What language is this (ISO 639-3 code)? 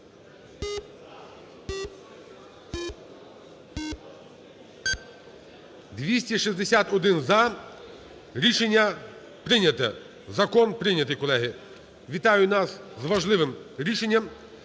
ukr